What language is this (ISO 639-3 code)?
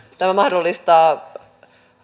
fin